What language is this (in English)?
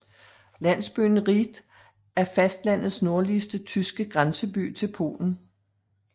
Danish